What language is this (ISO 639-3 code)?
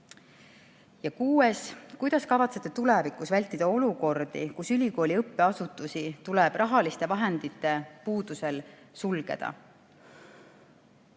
est